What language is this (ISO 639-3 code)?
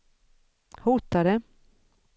swe